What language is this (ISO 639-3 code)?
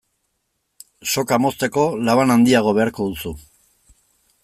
eus